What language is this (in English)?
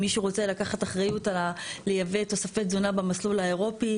Hebrew